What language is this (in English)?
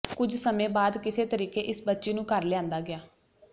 Punjabi